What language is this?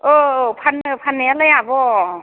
Bodo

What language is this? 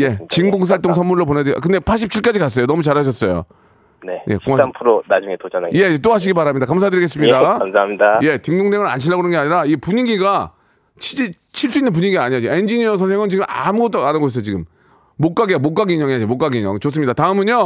Korean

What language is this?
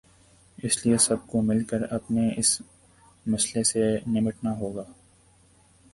Urdu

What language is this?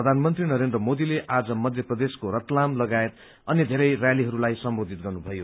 Nepali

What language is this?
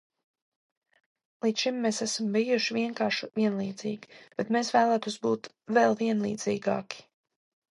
Latvian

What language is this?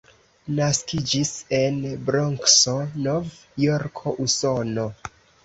Esperanto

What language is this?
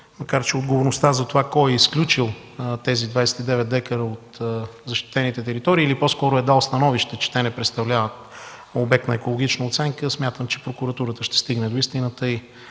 Bulgarian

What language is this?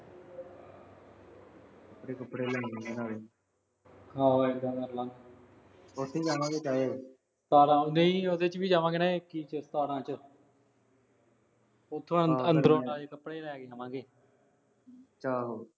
Punjabi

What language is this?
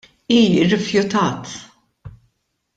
Maltese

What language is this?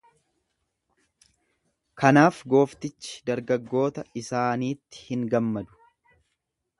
Oromo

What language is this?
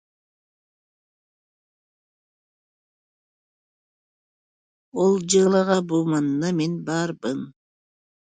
Yakut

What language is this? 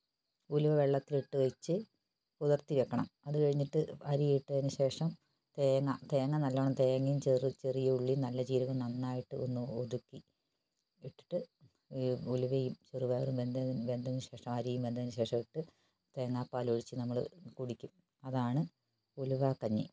Malayalam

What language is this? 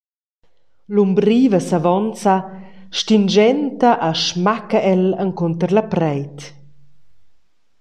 Romansh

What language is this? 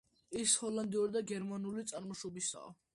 Georgian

